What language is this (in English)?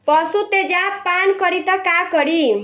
Bhojpuri